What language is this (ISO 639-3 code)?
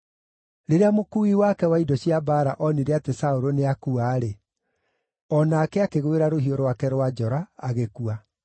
kik